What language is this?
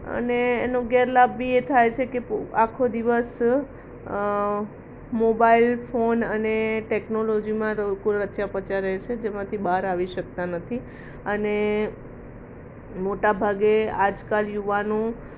Gujarati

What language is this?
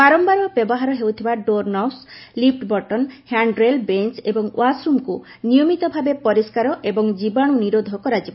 Odia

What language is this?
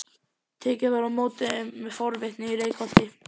Icelandic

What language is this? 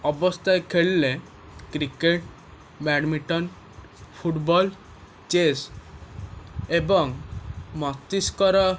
Odia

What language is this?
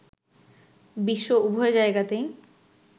Bangla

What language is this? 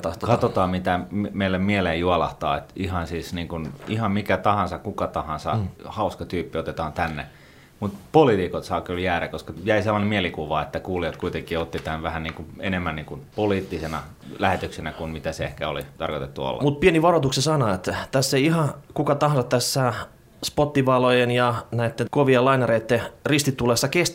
Finnish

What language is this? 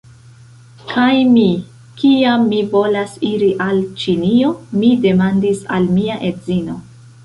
Esperanto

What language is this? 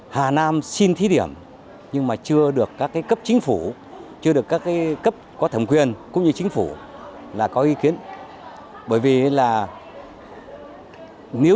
Vietnamese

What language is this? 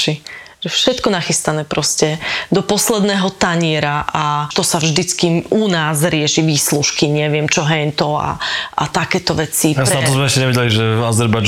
Slovak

